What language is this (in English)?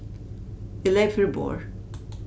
Faroese